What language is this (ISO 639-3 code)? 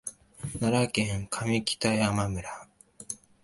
jpn